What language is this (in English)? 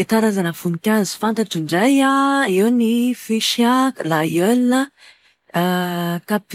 Malagasy